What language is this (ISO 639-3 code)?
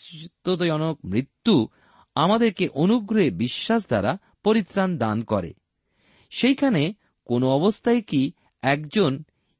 ben